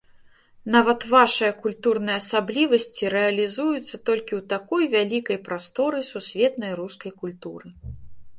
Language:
Belarusian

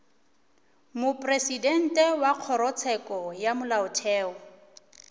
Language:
Northern Sotho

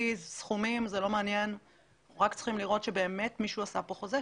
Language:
Hebrew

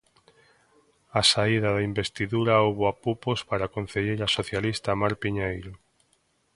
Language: Galician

